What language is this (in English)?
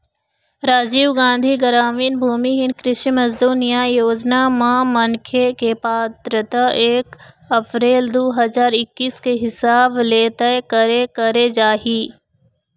Chhattisgarhi